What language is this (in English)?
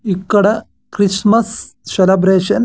Telugu